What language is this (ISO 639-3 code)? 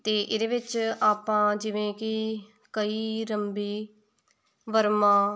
pan